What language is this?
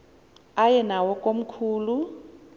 Xhosa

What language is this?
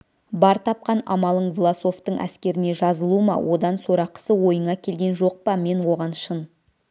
Kazakh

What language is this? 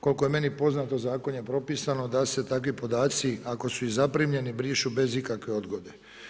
Croatian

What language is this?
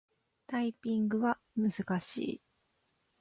Japanese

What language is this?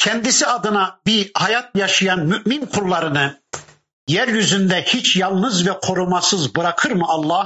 Turkish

